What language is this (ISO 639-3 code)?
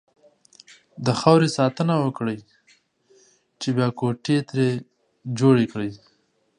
pus